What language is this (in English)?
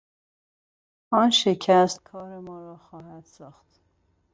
Persian